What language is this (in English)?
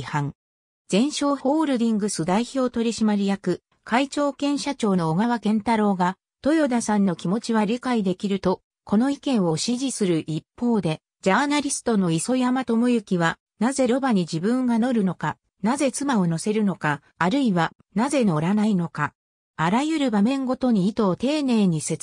Japanese